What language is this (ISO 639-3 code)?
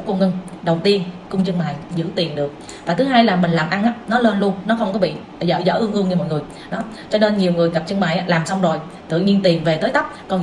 vie